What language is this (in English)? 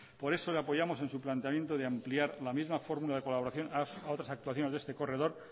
Spanish